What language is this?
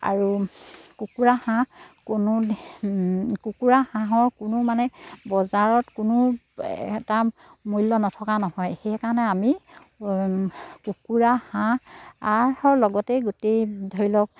Assamese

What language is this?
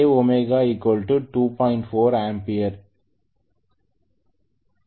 Tamil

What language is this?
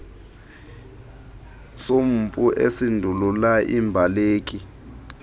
Xhosa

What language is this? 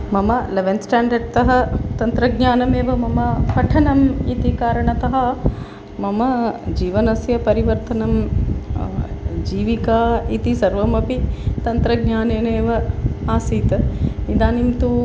Sanskrit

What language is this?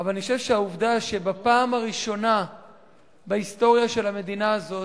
Hebrew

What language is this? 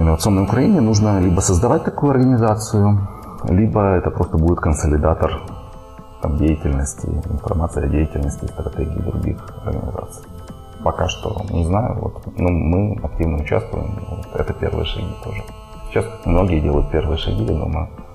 Russian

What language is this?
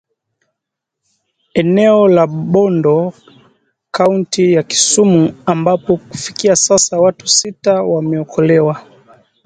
Swahili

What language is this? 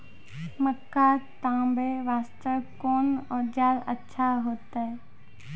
Maithili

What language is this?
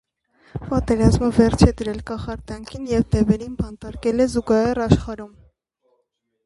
Armenian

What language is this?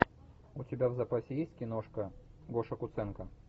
Russian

